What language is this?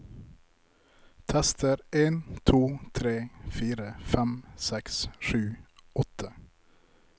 Norwegian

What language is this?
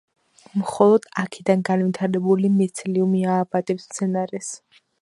Georgian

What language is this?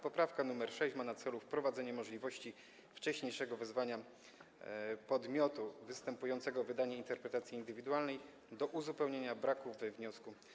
Polish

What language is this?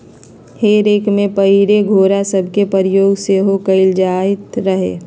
Magahi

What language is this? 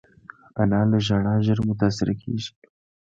Pashto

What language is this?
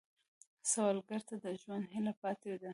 Pashto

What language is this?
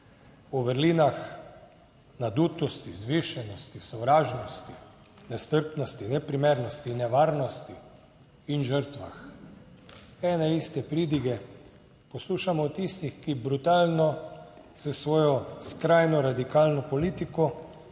Slovenian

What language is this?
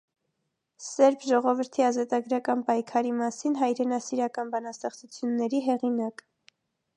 Armenian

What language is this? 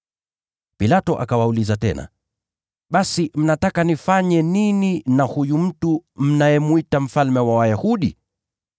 Swahili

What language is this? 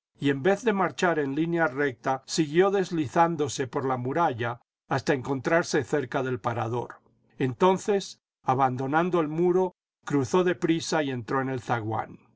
Spanish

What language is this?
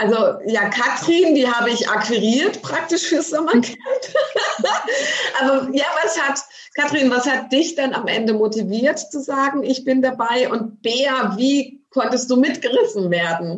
German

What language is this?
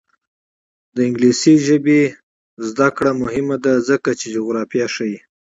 Pashto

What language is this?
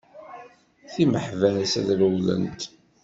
Kabyle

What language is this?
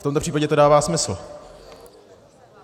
Czech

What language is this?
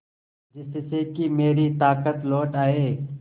Hindi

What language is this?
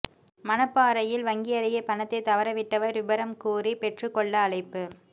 Tamil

